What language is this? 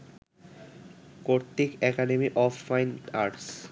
Bangla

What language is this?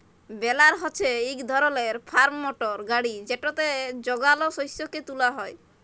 Bangla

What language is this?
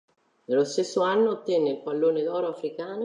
Italian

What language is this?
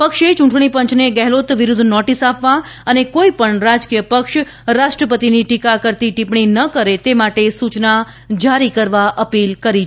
Gujarati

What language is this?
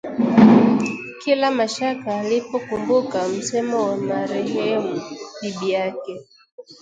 Swahili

